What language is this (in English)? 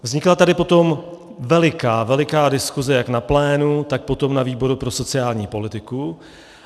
Czech